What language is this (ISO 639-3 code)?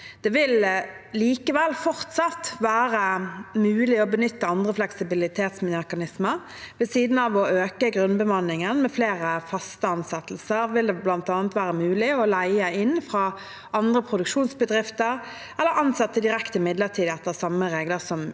nor